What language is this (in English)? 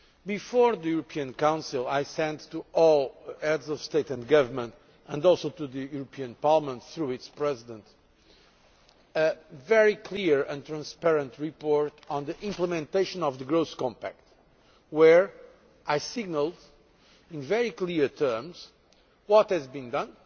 English